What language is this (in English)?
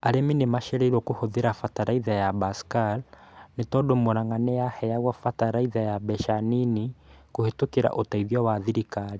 Kikuyu